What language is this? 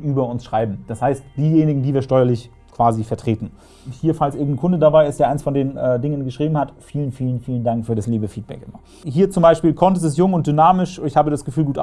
German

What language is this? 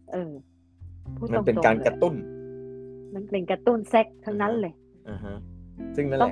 Thai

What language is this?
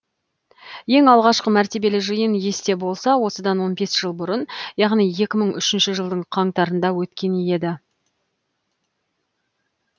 Kazakh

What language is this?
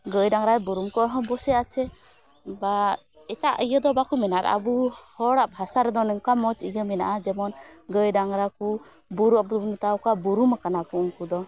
Santali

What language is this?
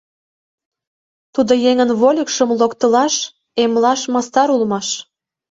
Mari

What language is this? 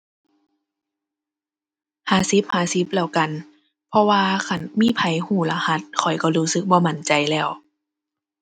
Thai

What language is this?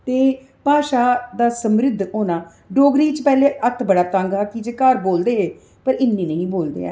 Dogri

